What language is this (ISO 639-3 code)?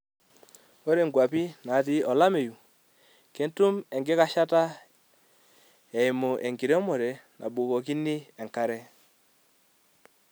mas